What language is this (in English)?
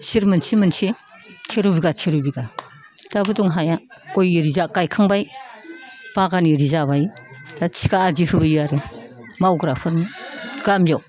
Bodo